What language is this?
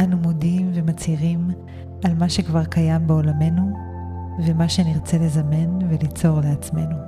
Hebrew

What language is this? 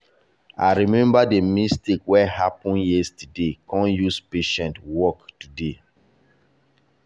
Nigerian Pidgin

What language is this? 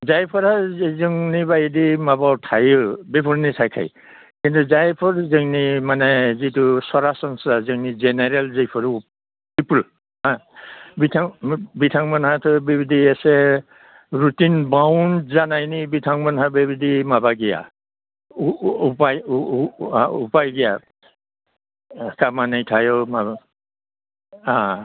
Bodo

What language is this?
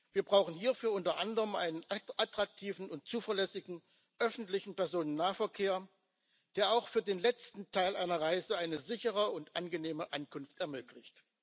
German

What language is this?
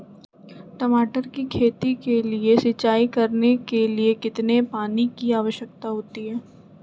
Magahi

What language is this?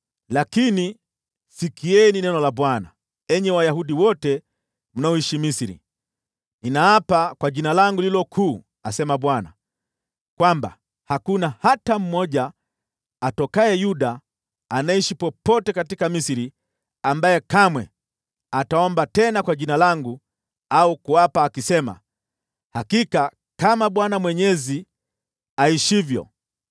Swahili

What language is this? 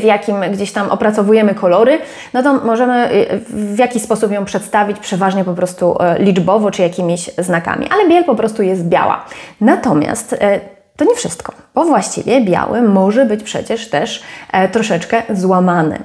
Polish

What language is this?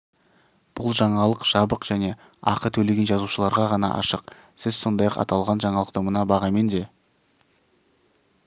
Kazakh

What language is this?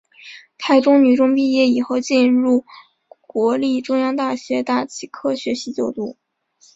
Chinese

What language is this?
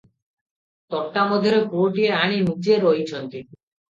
Odia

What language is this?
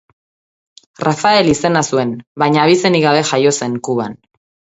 Basque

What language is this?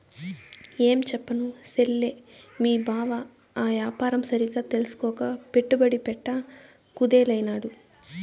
Telugu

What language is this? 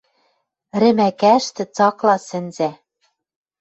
Western Mari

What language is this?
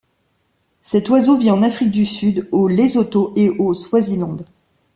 French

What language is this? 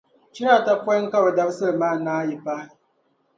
Dagbani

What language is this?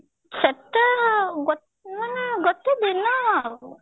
Odia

